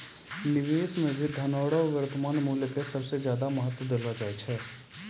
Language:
Maithili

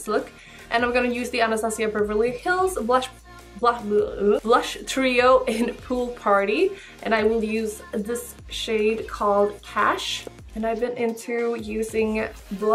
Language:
English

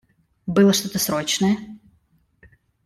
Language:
Russian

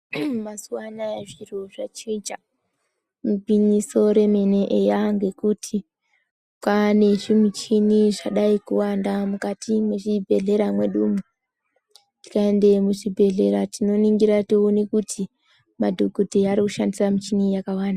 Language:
Ndau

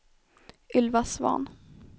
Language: Swedish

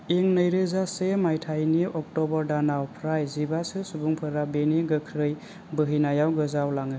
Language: Bodo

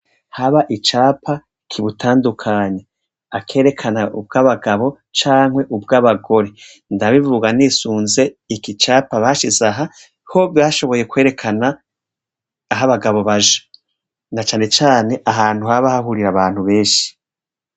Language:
Rundi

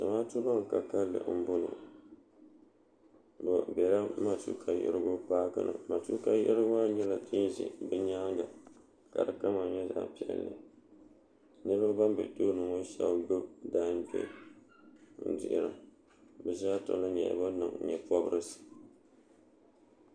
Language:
Dagbani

